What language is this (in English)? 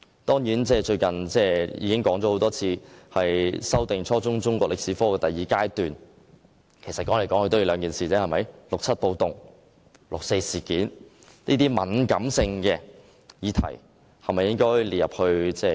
Cantonese